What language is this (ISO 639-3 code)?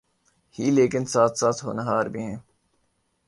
urd